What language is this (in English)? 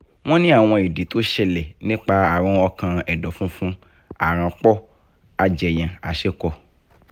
Yoruba